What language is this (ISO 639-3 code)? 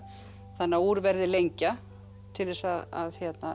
isl